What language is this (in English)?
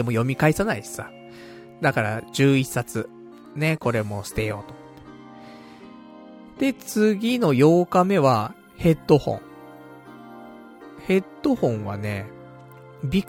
Japanese